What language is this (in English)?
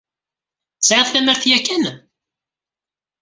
Kabyle